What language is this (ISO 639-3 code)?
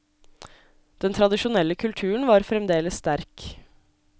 nor